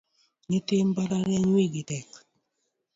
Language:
Luo (Kenya and Tanzania)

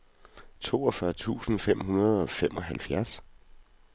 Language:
Danish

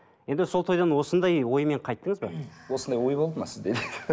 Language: Kazakh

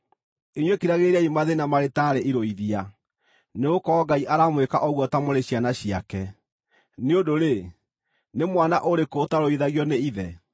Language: Kikuyu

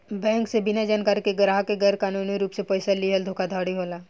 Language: Bhojpuri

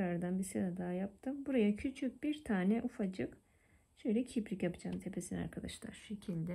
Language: Turkish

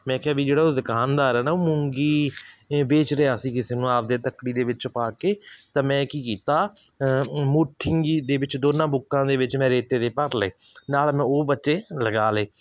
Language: Punjabi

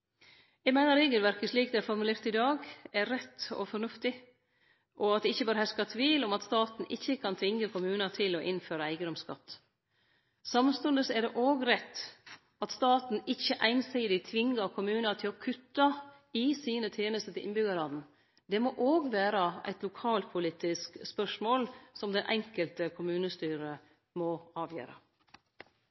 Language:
Norwegian Nynorsk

